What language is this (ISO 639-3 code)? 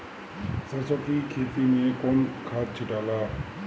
bho